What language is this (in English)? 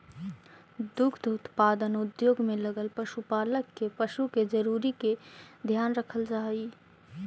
Magahi